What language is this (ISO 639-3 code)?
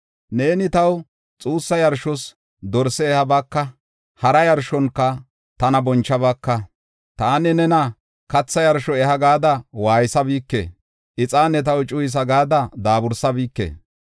gof